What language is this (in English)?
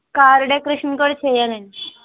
Telugu